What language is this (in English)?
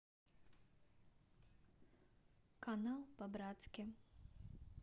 Russian